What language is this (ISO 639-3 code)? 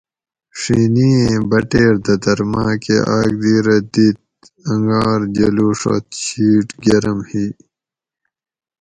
gwc